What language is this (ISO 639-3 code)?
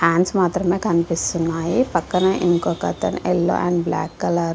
tel